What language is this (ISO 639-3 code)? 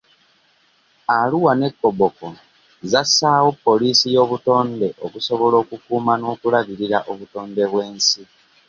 lug